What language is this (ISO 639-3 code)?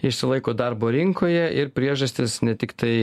lit